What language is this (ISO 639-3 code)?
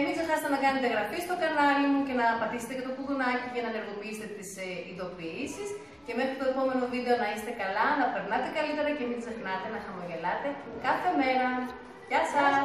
ell